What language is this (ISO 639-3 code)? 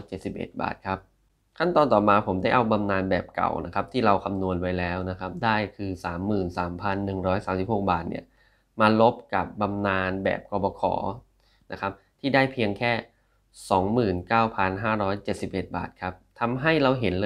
tha